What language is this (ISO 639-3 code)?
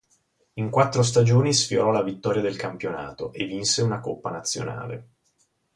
ita